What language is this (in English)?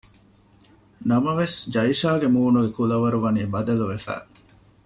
Divehi